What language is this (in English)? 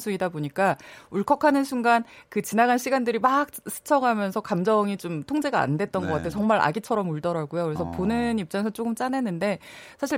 Korean